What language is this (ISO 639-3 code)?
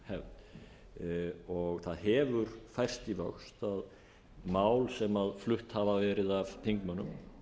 isl